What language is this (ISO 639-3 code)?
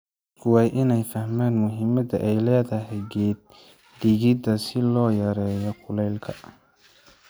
som